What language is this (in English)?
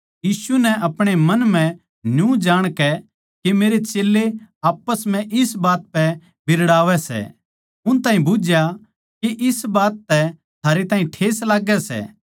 Haryanvi